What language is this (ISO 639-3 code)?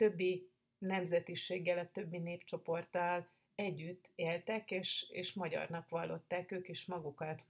hun